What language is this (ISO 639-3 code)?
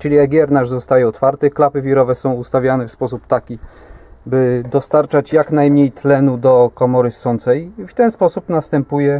pol